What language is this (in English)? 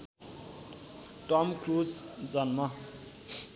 Nepali